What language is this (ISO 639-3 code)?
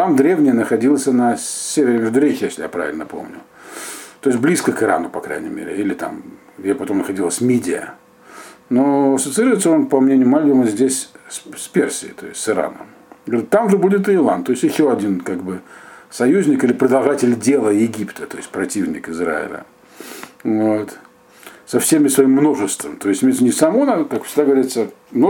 rus